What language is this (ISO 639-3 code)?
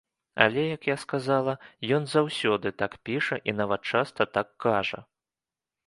bel